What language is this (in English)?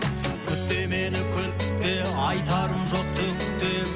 Kazakh